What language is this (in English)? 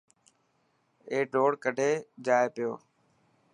Dhatki